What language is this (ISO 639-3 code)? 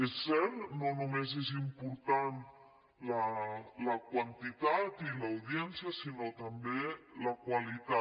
cat